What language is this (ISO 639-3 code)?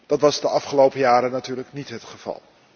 nld